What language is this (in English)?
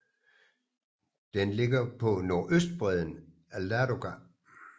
Danish